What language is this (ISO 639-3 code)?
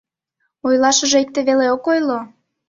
chm